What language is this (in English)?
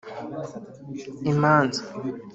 Kinyarwanda